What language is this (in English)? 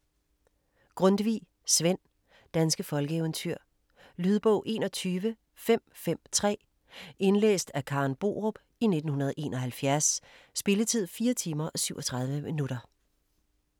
Danish